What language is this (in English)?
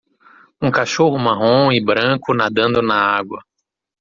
Portuguese